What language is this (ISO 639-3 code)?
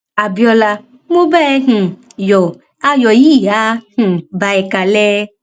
yor